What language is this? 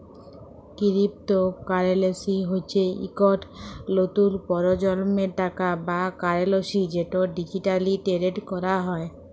Bangla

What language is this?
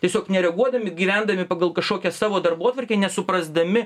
Lithuanian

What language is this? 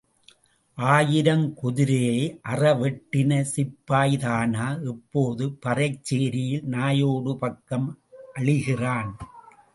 Tamil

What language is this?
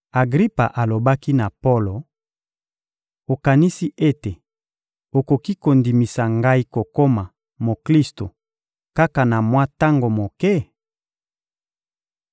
Lingala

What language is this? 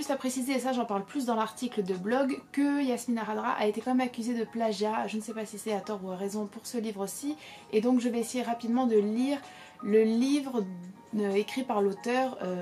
French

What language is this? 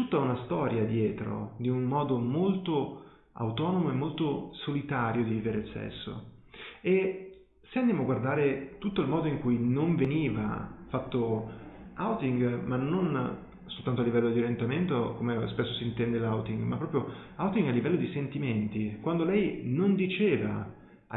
Italian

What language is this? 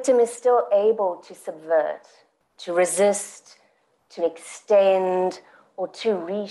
English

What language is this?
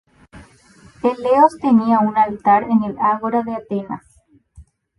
Spanish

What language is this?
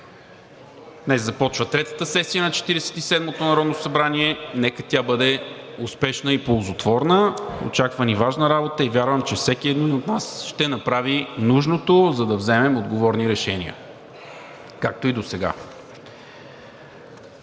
Bulgarian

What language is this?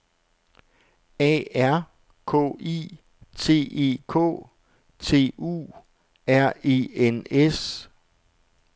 Danish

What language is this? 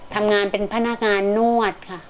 Thai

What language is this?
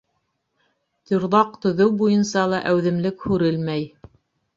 Bashkir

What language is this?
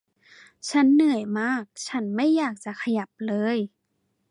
Thai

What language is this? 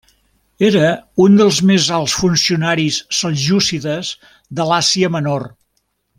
Catalan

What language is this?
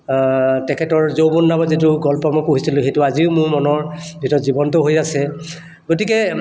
Assamese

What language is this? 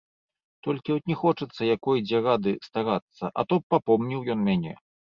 Belarusian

